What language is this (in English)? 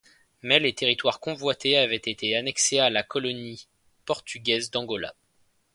French